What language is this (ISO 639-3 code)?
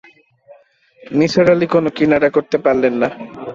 ben